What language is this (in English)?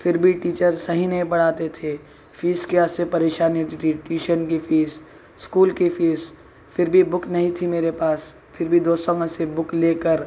Urdu